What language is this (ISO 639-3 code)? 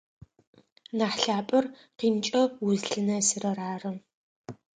ady